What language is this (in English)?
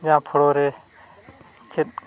Santali